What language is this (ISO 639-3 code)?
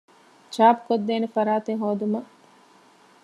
div